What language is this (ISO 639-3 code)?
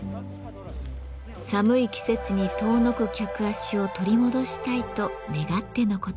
jpn